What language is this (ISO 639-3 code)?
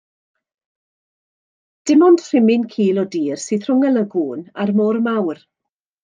cym